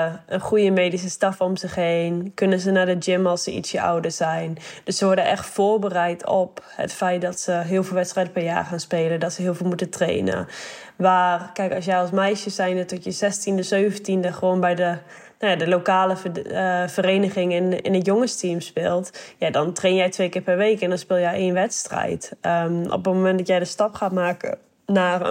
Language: Dutch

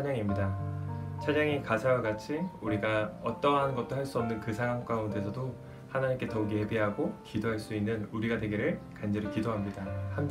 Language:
Korean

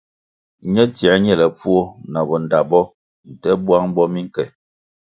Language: Kwasio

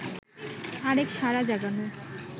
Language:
Bangla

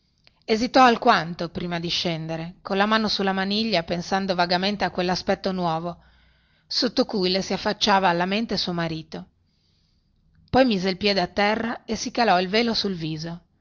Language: Italian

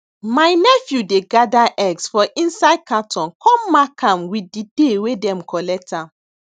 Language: Nigerian Pidgin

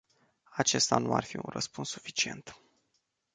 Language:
Romanian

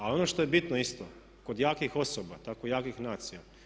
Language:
Croatian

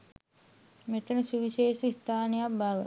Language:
Sinhala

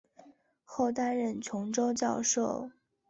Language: Chinese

